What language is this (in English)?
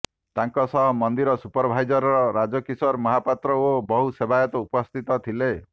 Odia